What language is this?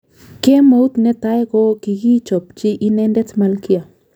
Kalenjin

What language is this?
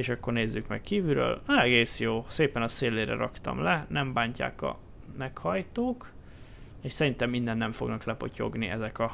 Hungarian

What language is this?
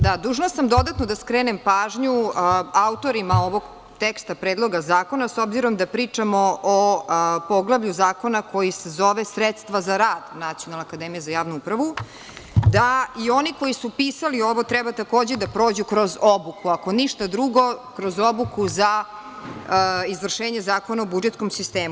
Serbian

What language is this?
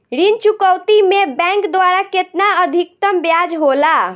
Bhojpuri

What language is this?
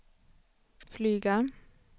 Swedish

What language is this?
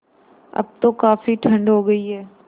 Hindi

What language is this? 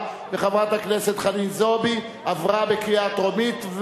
Hebrew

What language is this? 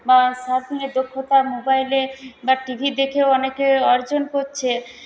Bangla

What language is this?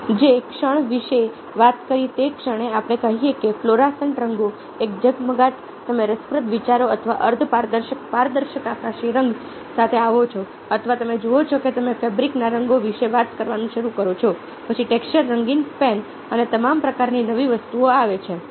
Gujarati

